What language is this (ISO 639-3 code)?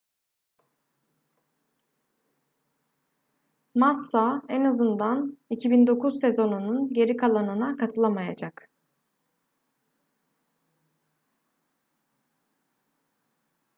tur